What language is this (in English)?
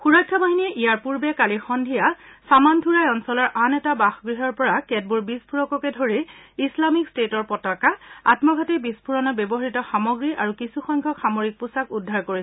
Assamese